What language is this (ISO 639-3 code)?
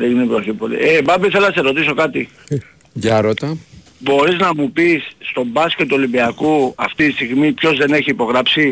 ell